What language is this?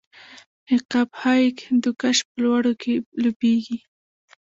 Pashto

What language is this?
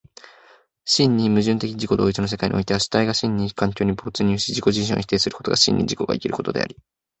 Japanese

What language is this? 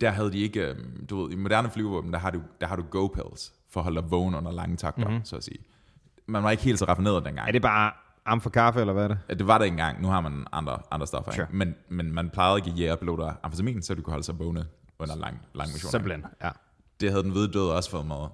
Danish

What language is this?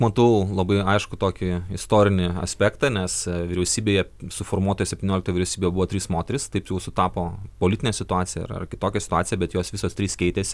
Lithuanian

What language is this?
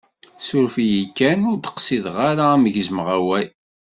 Kabyle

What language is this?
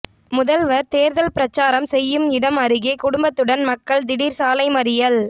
Tamil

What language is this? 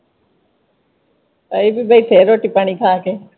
Punjabi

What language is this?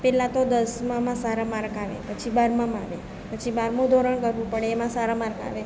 Gujarati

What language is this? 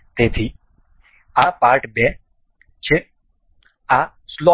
Gujarati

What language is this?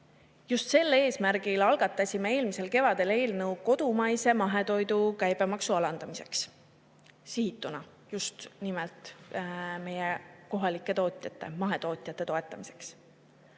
Estonian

